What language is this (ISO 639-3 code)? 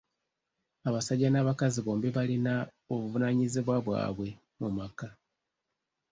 lug